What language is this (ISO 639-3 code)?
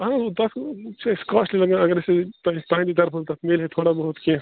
kas